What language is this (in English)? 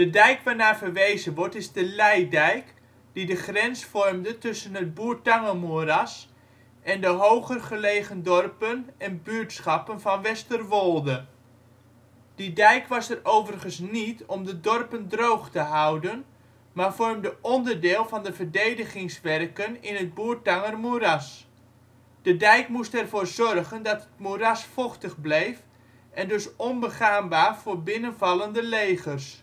Dutch